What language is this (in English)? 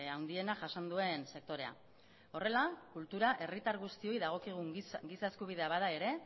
Basque